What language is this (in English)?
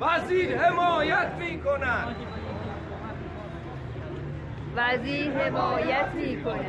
Persian